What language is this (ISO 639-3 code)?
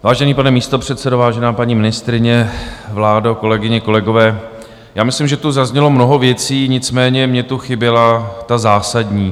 ces